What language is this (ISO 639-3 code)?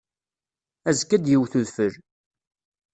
kab